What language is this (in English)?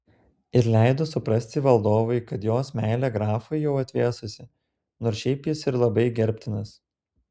Lithuanian